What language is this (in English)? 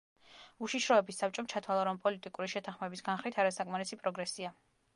Georgian